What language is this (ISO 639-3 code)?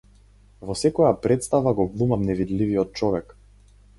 mkd